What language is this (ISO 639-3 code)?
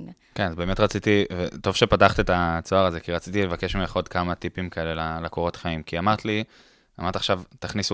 heb